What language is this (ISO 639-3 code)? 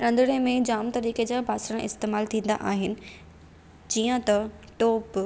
snd